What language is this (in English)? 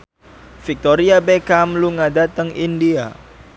Javanese